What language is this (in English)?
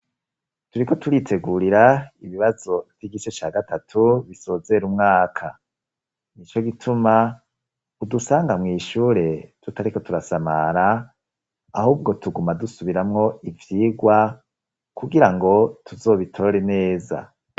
Rundi